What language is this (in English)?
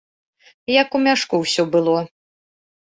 Belarusian